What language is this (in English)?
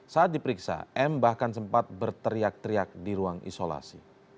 Indonesian